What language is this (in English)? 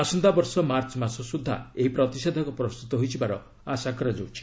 Odia